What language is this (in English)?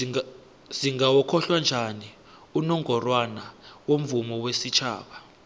South Ndebele